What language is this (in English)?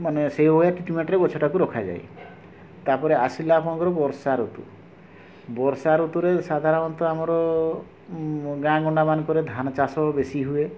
Odia